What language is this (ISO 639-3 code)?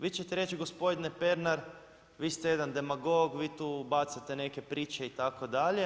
hrv